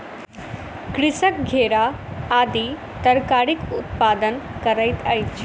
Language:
Maithili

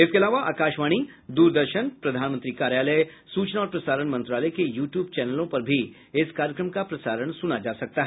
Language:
Hindi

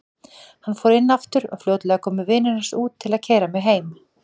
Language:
Icelandic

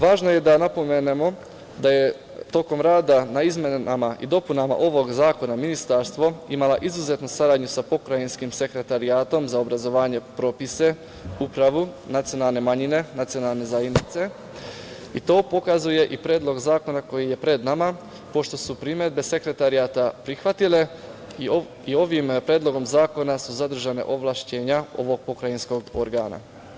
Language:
Serbian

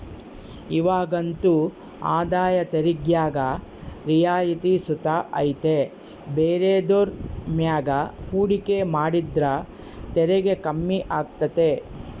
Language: Kannada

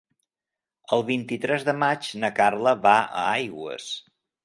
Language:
Catalan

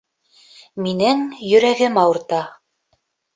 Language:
Bashkir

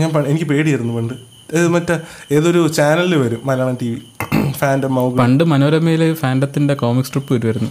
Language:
Malayalam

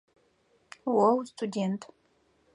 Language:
Adyghe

